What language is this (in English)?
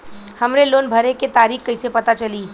Bhojpuri